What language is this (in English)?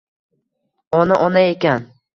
Uzbek